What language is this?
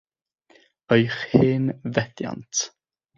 Welsh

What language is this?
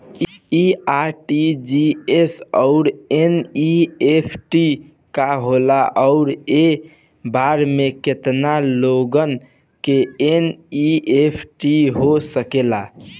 Bhojpuri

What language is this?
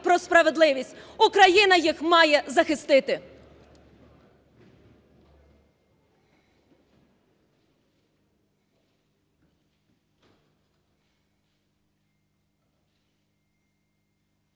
Ukrainian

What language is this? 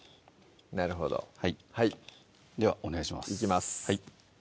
Japanese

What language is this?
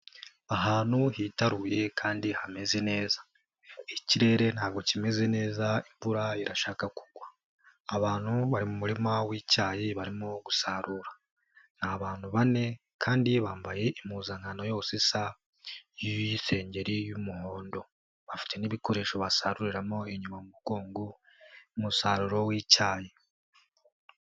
Kinyarwanda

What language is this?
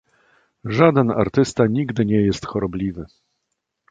Polish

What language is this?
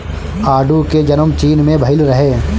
Bhojpuri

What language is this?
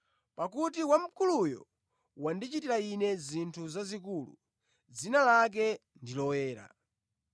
Nyanja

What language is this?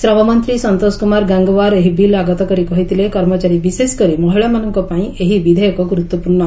Odia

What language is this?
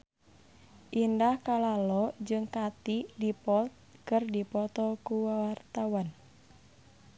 Sundanese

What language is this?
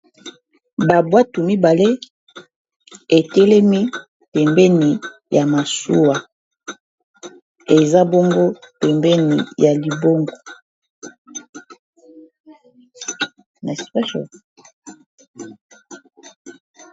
Lingala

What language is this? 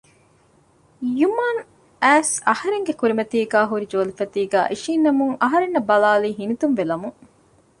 Divehi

